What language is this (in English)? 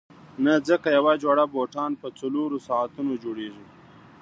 Pashto